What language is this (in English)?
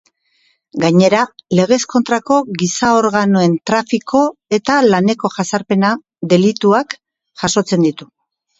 Basque